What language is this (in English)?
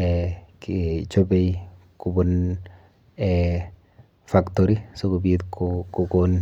Kalenjin